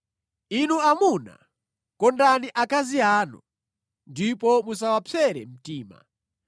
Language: Nyanja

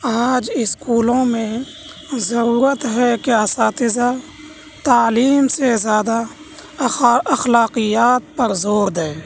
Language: Urdu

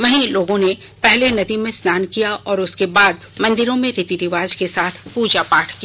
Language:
Hindi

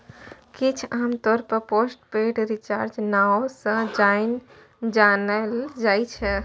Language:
Maithili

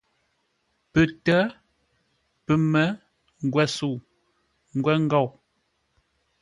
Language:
Ngombale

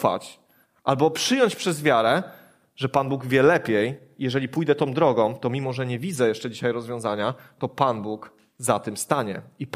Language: Polish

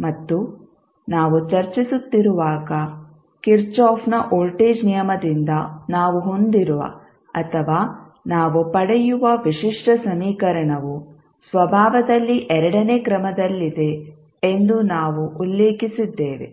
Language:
Kannada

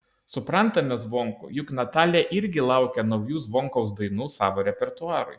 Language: Lithuanian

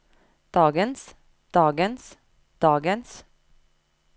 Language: Norwegian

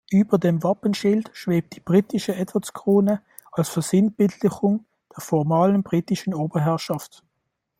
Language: German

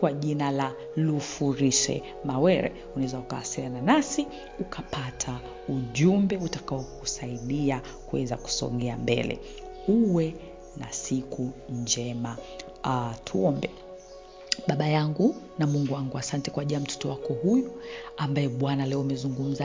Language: Swahili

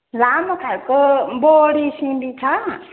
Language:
Nepali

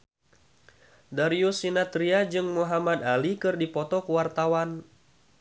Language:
Sundanese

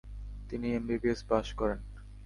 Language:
Bangla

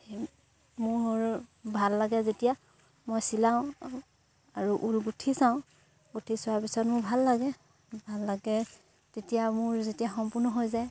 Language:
Assamese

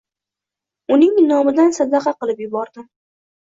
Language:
Uzbek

